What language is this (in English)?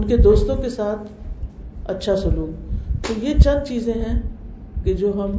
Urdu